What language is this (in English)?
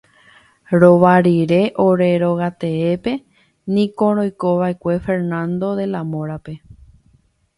Guarani